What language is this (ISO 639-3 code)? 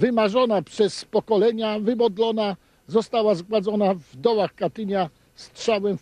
pol